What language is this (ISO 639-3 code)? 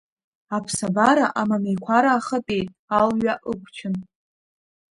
abk